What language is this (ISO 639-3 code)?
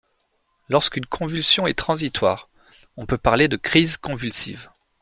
fra